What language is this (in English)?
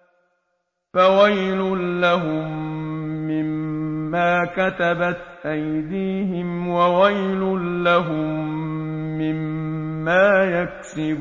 Arabic